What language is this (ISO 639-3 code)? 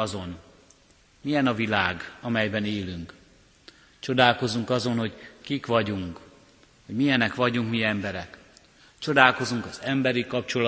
hun